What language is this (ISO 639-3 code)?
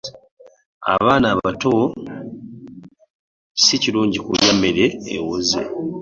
lug